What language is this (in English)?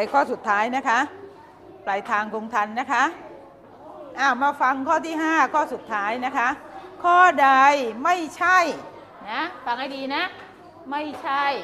Thai